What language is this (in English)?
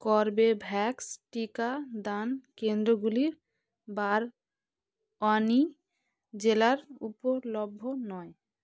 Bangla